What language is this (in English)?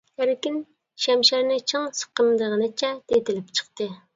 Uyghur